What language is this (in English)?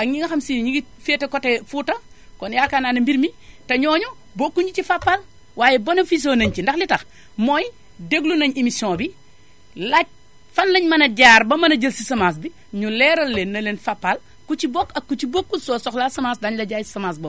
Wolof